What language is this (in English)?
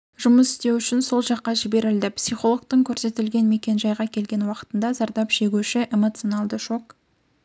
Kazakh